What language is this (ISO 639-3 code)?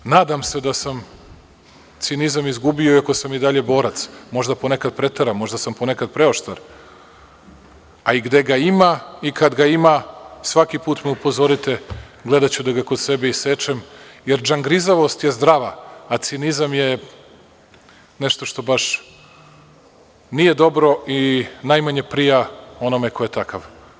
srp